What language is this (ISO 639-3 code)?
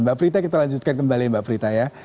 ind